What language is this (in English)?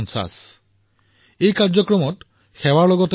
Assamese